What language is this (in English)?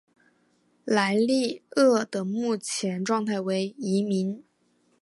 Chinese